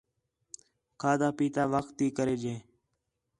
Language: Khetrani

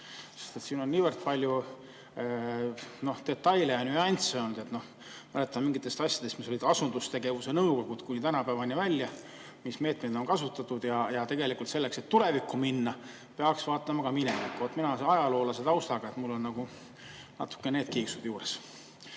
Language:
Estonian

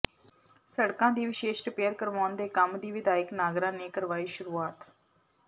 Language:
Punjabi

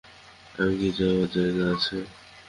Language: Bangla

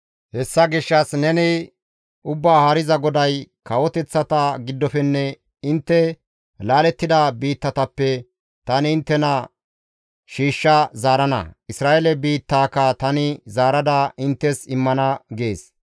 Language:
Gamo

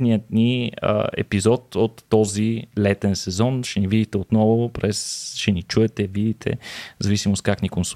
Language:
Bulgarian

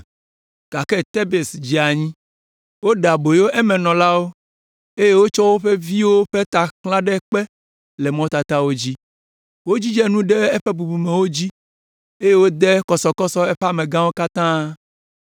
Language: Ewe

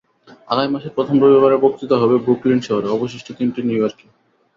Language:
Bangla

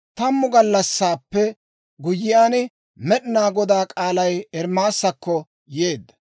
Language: Dawro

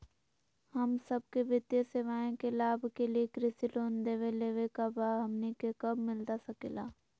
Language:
Magahi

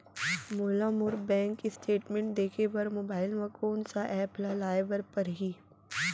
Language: Chhattisgarhi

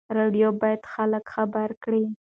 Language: Pashto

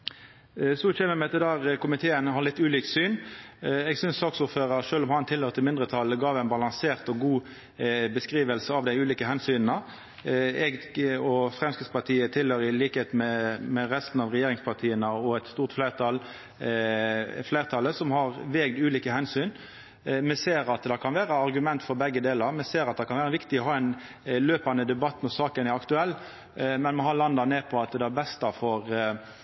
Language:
Norwegian Nynorsk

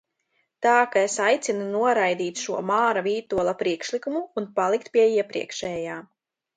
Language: Latvian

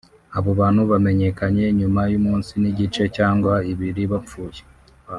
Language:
Kinyarwanda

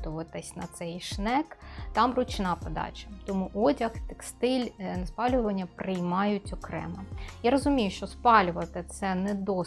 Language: Ukrainian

